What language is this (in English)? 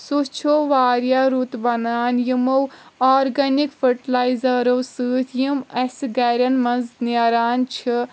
Kashmiri